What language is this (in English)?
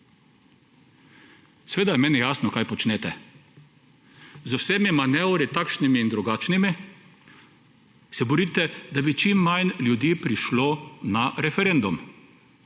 Slovenian